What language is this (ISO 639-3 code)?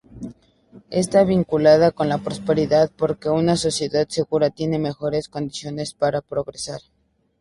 spa